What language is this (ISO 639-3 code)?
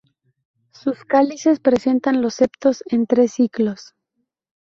spa